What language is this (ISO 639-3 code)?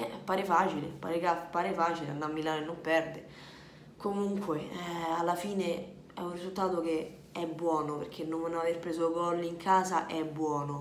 ita